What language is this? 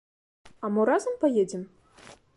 Belarusian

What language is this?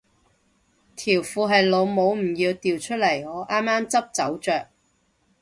Cantonese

